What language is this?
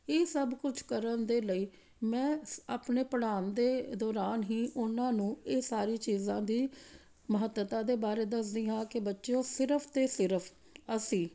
Punjabi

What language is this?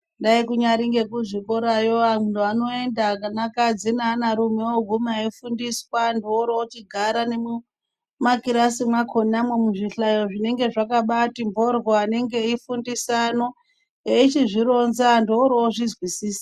Ndau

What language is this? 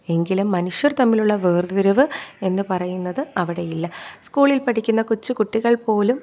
Malayalam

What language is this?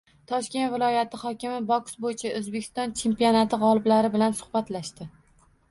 Uzbek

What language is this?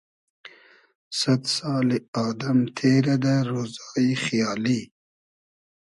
Hazaragi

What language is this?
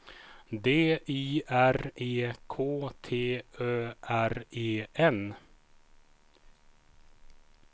Swedish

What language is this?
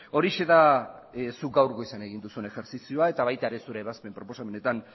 Basque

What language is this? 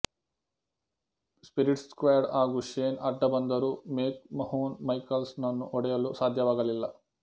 Kannada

